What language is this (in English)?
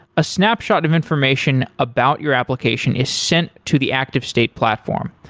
English